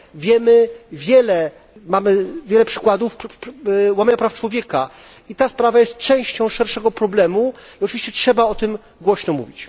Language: Polish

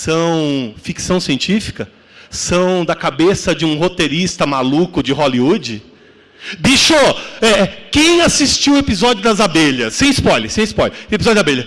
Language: Portuguese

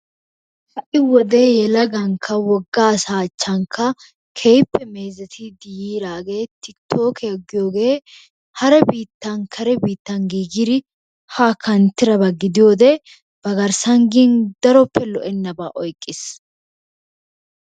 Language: Wolaytta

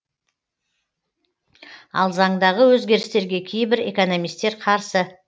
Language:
Kazakh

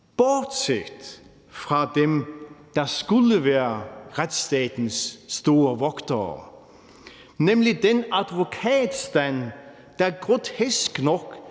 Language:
Danish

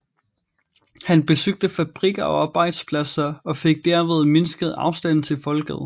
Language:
Danish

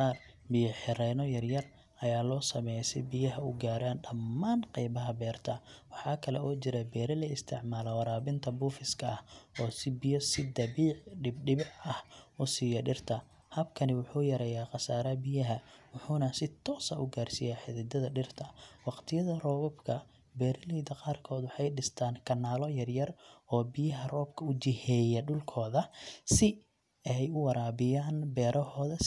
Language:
Somali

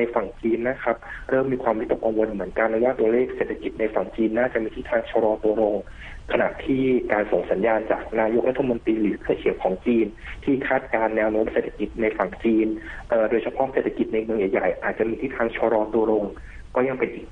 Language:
Thai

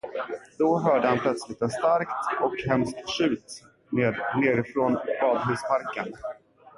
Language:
Swedish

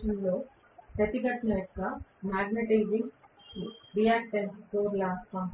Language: Telugu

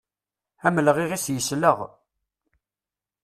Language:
Kabyle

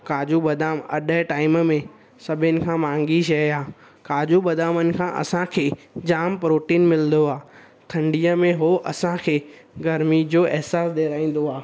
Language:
Sindhi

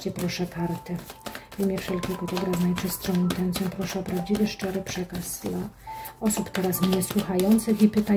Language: Polish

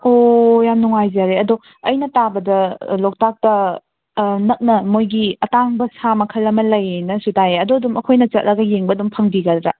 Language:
Manipuri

